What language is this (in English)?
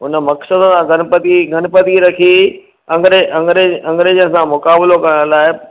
Sindhi